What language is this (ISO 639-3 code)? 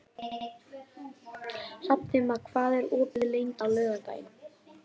isl